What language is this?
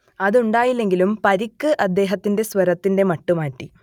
Malayalam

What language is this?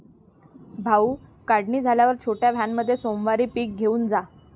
Marathi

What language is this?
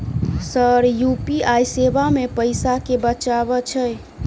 Maithili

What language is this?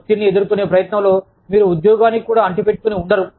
Telugu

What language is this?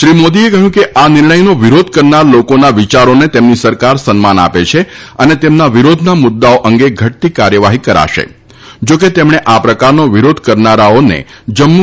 Gujarati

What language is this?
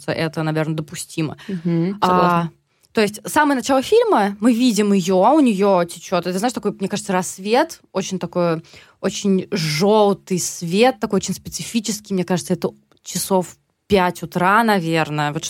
Russian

